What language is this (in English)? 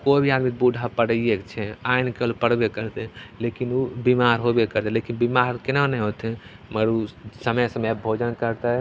Maithili